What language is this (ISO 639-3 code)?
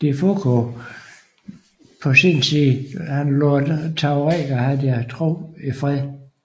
dan